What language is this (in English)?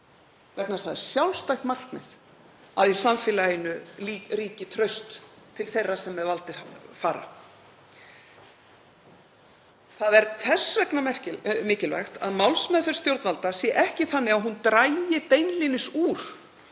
Icelandic